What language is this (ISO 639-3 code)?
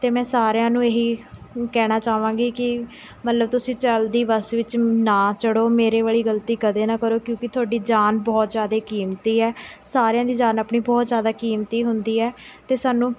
pan